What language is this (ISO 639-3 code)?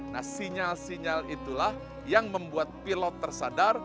ind